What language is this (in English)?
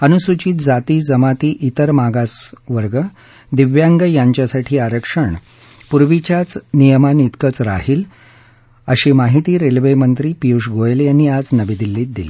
Marathi